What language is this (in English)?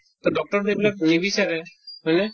Assamese